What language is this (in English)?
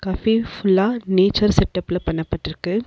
Tamil